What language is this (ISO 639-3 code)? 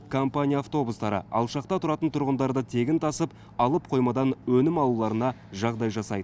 kaz